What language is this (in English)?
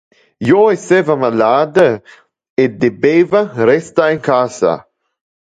Interlingua